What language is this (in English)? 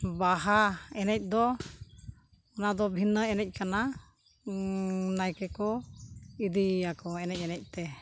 Santali